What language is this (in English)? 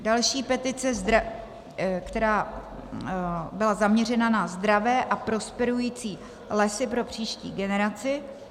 Czech